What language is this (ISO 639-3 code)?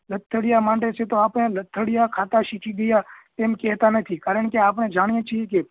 guj